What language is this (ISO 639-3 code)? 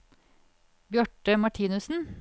nor